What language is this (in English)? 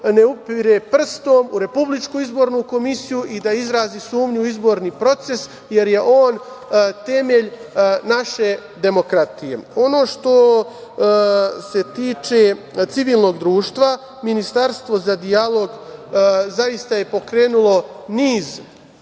Serbian